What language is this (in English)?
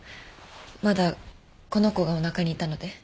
Japanese